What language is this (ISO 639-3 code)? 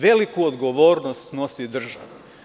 srp